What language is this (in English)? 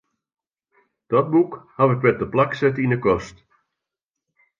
Western Frisian